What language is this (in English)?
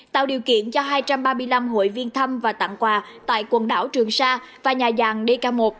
Vietnamese